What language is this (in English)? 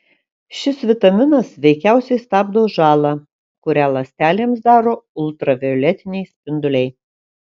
Lithuanian